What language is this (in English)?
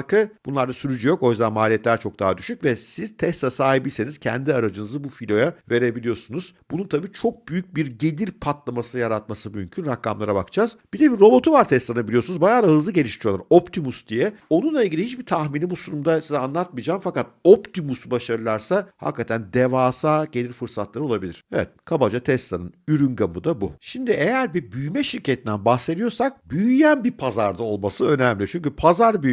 Turkish